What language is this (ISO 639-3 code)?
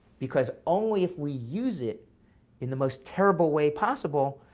eng